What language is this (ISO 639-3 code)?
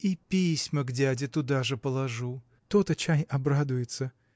rus